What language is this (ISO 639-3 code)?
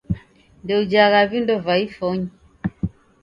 dav